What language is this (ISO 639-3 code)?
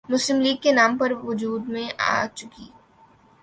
urd